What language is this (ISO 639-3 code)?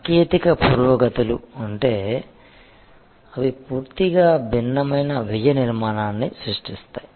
tel